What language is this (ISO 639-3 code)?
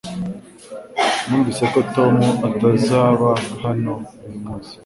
kin